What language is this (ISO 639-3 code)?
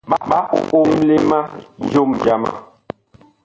bkh